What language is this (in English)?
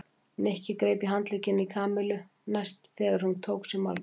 Icelandic